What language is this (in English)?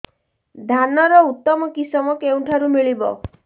Odia